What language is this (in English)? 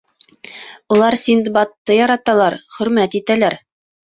Bashkir